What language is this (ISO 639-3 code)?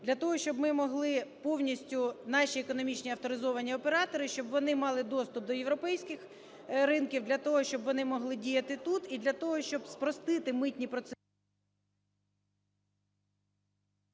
ukr